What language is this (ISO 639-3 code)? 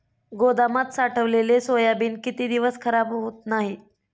mar